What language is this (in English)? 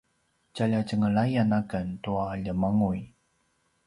Paiwan